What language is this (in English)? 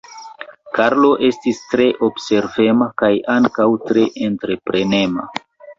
Esperanto